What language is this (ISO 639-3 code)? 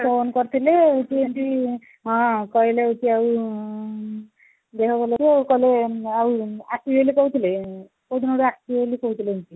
ori